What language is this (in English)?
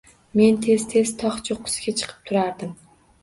Uzbek